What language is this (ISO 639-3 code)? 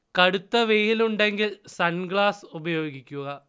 mal